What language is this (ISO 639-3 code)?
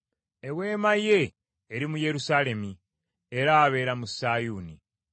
lug